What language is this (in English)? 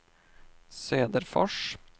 Swedish